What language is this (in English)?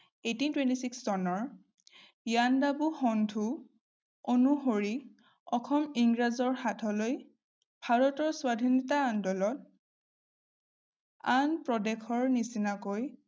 Assamese